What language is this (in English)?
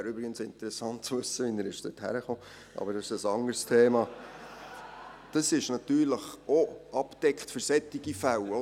Swiss German